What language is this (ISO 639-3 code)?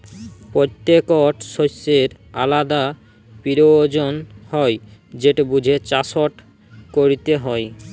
ben